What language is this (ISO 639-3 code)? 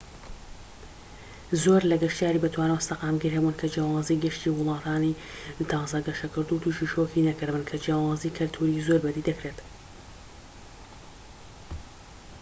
ckb